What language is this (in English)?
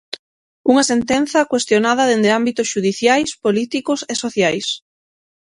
Galician